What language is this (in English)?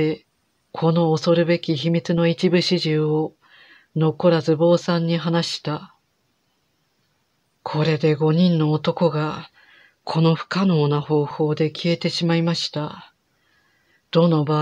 Japanese